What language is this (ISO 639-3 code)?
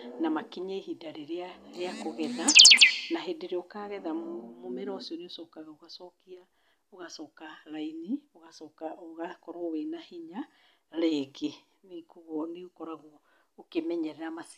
kik